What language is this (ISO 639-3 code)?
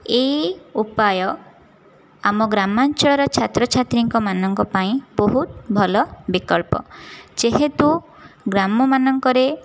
ori